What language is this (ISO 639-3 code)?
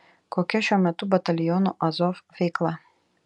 lit